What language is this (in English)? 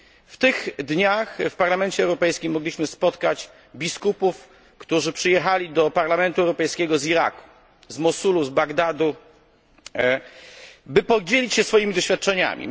Polish